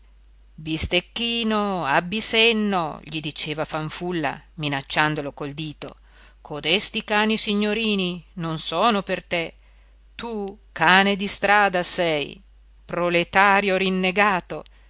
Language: Italian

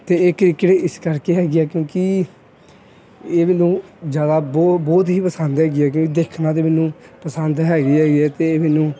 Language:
Punjabi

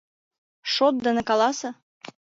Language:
Mari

